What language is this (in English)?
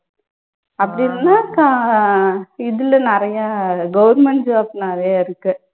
Tamil